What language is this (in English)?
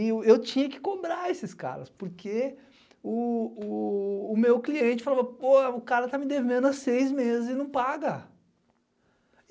Portuguese